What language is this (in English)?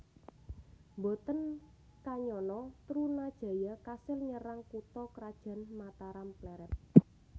Javanese